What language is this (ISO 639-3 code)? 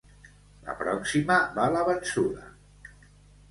cat